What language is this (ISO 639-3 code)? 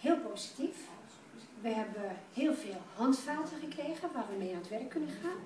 nld